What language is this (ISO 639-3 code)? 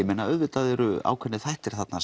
isl